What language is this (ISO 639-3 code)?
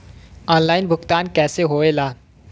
bho